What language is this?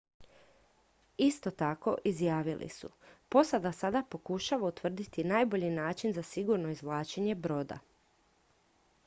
Croatian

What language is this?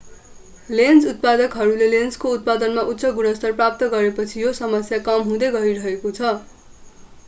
Nepali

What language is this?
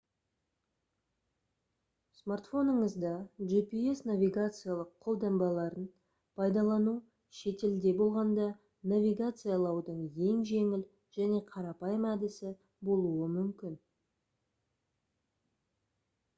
Kazakh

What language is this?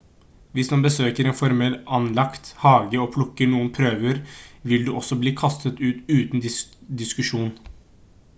Norwegian Bokmål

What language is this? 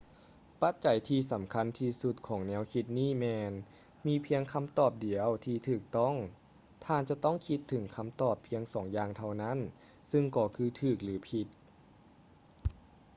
Lao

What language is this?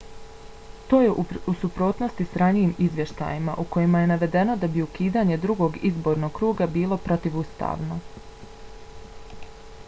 Bosnian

